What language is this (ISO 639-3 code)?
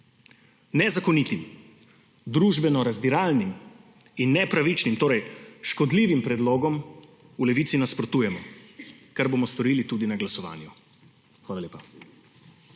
slv